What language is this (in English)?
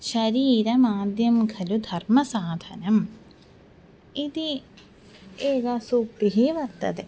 Sanskrit